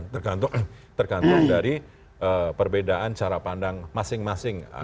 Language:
Indonesian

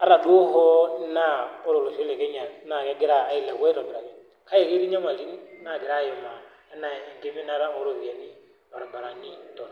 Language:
Masai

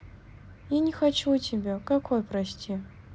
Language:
Russian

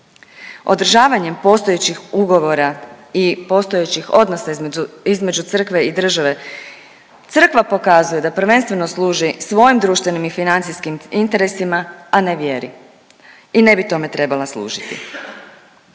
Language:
Croatian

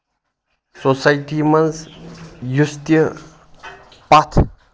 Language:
Kashmiri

